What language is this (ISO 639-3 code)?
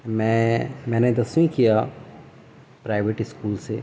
urd